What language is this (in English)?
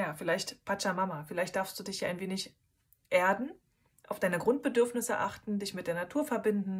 German